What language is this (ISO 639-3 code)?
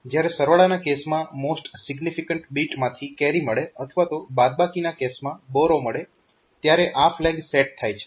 guj